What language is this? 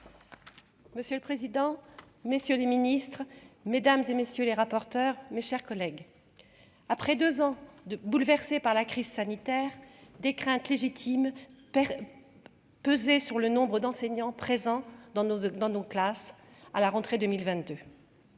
French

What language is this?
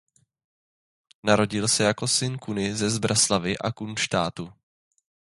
Czech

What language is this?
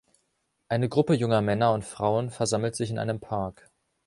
German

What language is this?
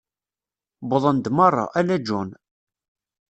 Kabyle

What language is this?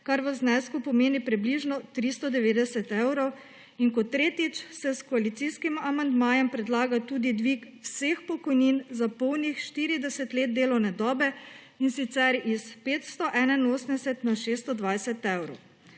Slovenian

